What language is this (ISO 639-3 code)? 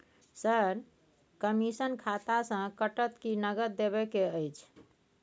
mai